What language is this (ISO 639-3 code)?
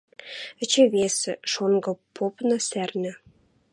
mrj